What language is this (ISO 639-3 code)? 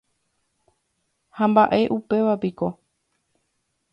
grn